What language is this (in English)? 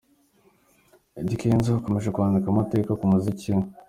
Kinyarwanda